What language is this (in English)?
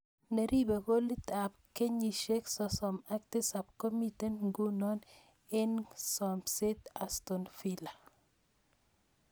Kalenjin